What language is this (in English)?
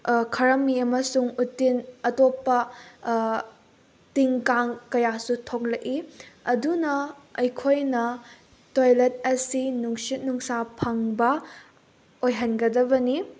Manipuri